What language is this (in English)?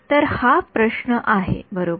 Marathi